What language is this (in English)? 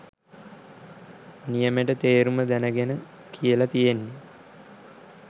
Sinhala